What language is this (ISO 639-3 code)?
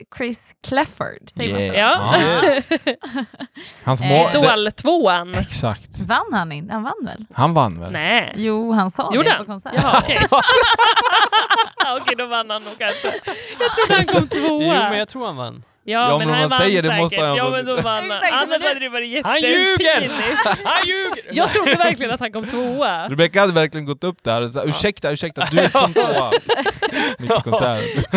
swe